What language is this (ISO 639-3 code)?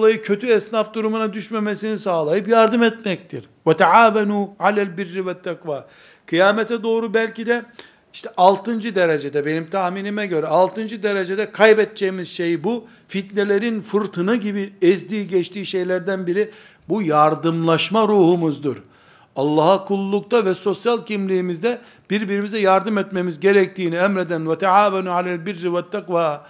tur